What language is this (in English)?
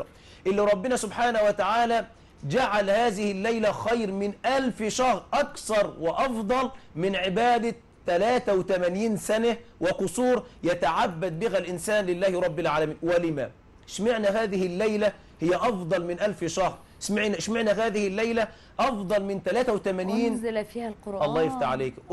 Arabic